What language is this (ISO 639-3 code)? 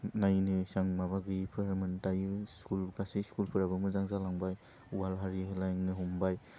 brx